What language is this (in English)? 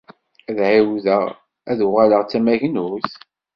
Kabyle